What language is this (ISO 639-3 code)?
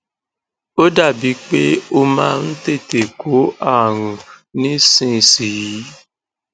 yor